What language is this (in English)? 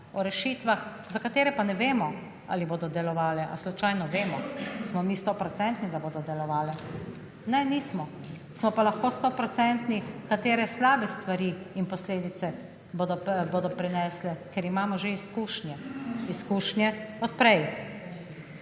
Slovenian